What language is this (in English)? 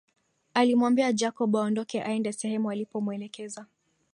Swahili